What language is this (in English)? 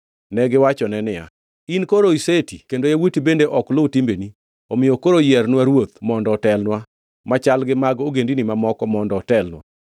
Luo (Kenya and Tanzania)